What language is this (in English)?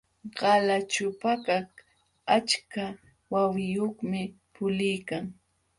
Jauja Wanca Quechua